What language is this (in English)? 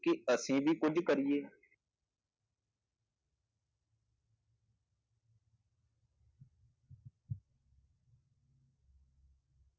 Punjabi